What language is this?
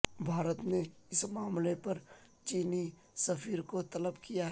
Urdu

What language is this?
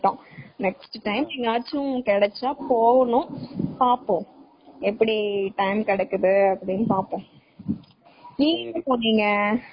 Tamil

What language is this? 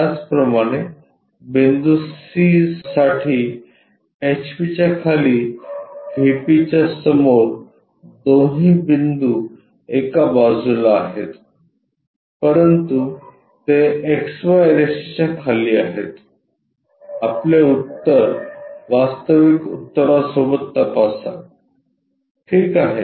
Marathi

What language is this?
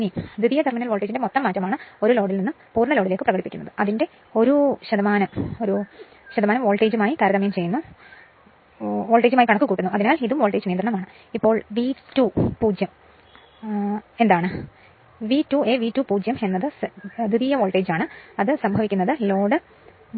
Malayalam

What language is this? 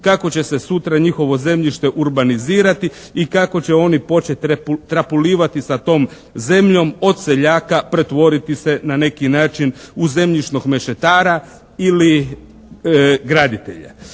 Croatian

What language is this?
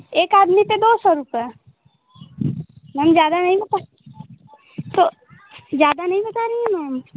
Hindi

